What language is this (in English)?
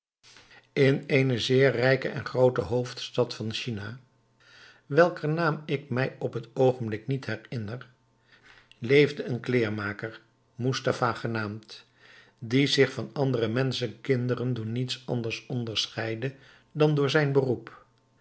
Dutch